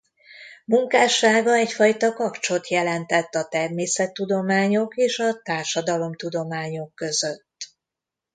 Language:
Hungarian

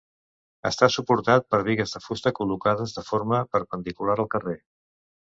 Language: Catalan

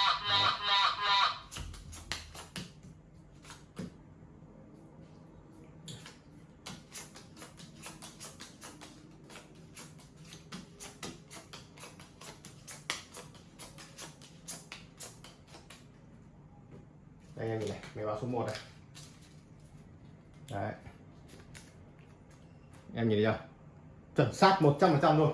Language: Vietnamese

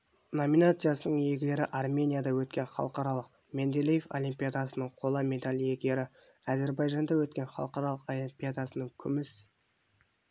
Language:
Kazakh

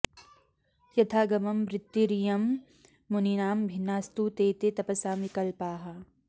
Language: Sanskrit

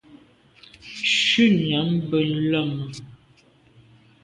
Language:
Medumba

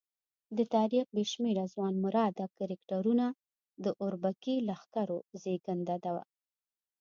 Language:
Pashto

